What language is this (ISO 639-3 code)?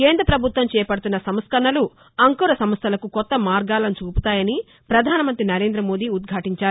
tel